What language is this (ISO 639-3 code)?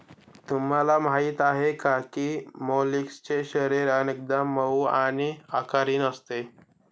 mar